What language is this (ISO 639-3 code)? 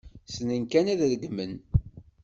kab